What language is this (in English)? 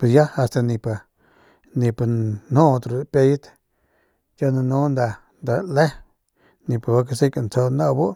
Northern Pame